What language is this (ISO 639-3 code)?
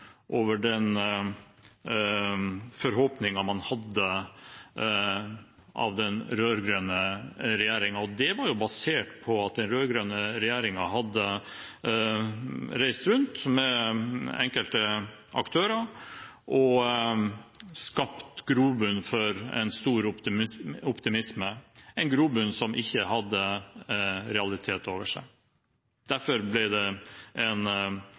nno